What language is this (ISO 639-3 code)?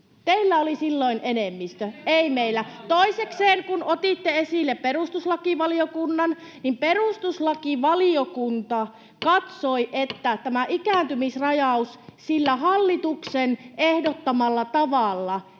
fin